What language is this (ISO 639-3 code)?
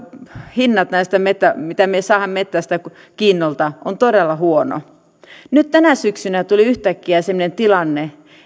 fin